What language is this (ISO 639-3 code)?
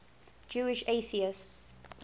eng